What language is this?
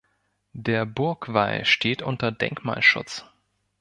German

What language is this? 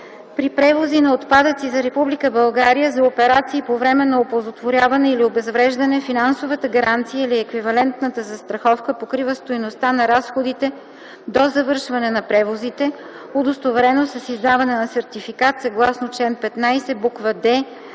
Bulgarian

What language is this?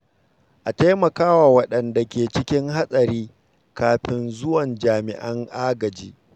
Hausa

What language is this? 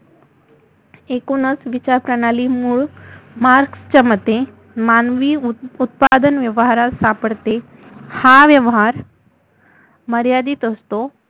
Marathi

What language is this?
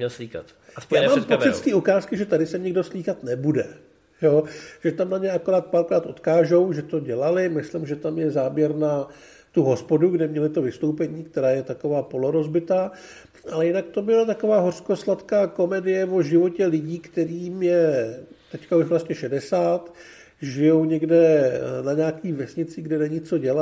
Czech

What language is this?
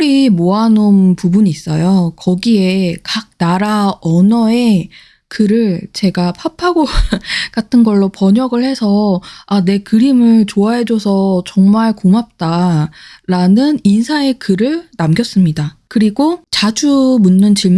Korean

